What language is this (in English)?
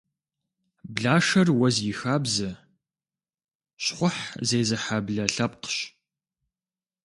Kabardian